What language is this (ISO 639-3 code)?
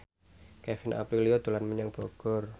jav